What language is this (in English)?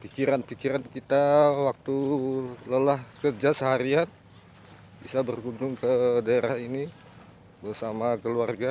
Indonesian